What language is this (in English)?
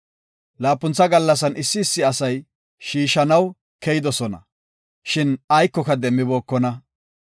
Gofa